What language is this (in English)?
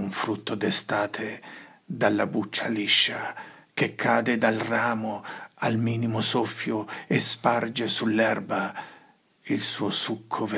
Italian